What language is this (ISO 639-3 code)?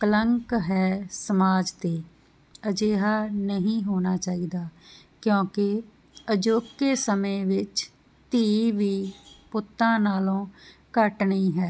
pan